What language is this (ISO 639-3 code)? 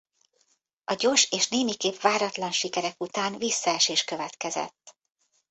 hun